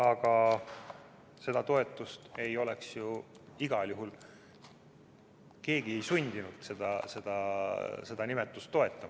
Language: Estonian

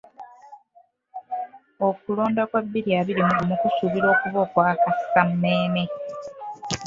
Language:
Ganda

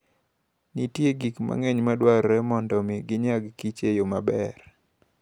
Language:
Luo (Kenya and Tanzania)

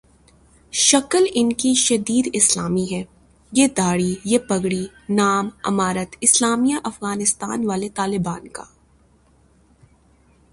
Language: Urdu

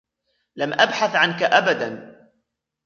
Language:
Arabic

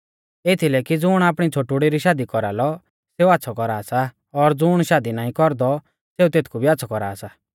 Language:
Mahasu Pahari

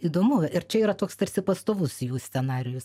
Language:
Lithuanian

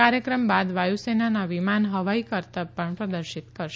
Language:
Gujarati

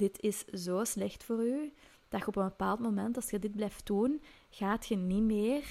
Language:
Dutch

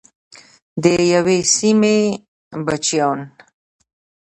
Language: Pashto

